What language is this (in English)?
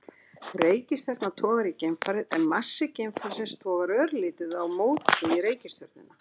Icelandic